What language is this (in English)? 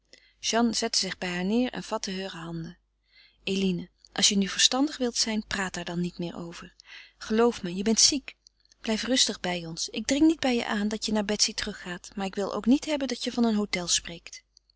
Dutch